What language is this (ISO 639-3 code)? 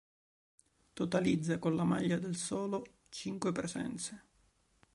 ita